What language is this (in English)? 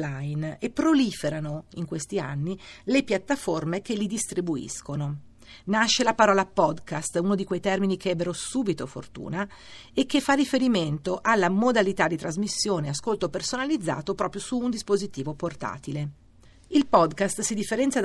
Italian